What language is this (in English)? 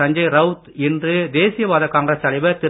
Tamil